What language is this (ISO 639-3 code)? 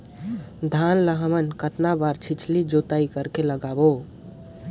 hne